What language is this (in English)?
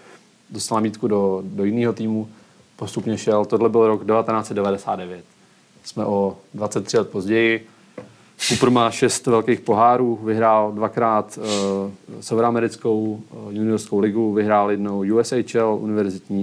Czech